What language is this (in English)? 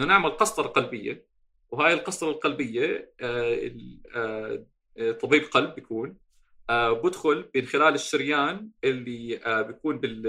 Arabic